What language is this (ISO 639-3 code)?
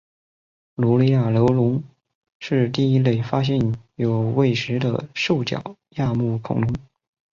zho